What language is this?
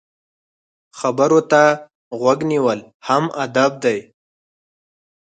Pashto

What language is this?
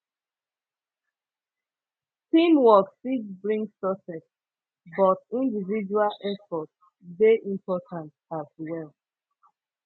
Nigerian Pidgin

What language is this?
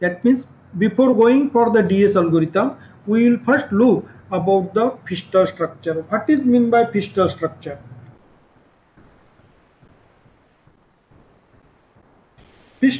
English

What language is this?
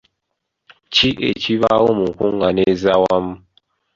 Ganda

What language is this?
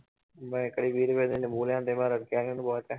Punjabi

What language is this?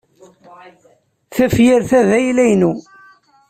Kabyle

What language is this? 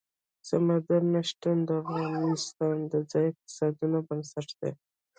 Pashto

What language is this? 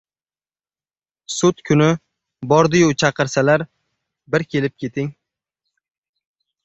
Uzbek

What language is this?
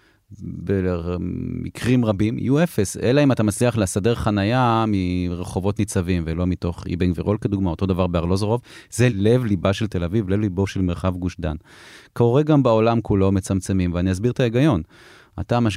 Hebrew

